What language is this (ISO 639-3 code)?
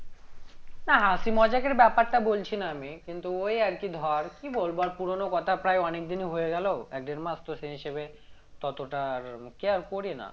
ben